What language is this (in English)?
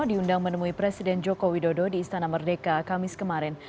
Indonesian